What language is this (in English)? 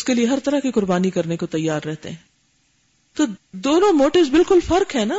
Urdu